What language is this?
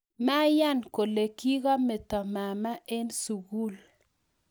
Kalenjin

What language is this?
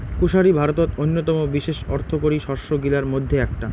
Bangla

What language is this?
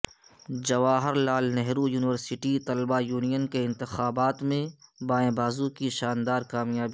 Urdu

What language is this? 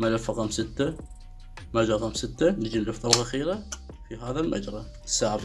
Arabic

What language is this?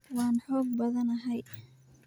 Somali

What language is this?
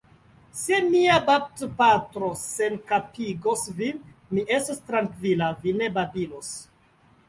Esperanto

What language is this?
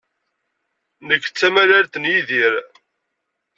Kabyle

